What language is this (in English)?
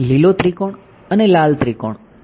Gujarati